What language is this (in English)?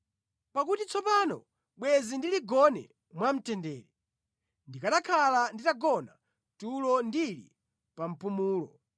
Nyanja